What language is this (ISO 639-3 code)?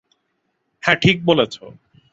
ben